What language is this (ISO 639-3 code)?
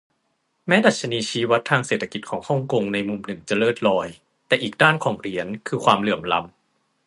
tha